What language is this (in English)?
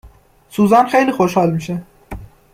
Persian